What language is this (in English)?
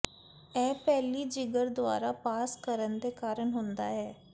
Punjabi